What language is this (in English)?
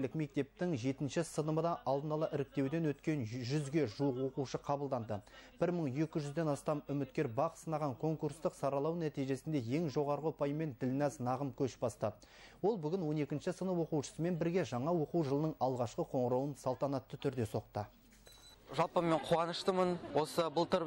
Turkish